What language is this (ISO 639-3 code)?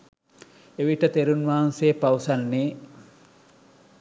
sin